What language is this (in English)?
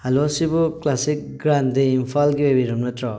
Manipuri